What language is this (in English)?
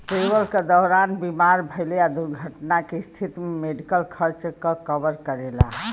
Bhojpuri